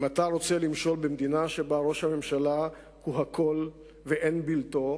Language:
Hebrew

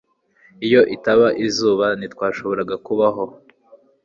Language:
Kinyarwanda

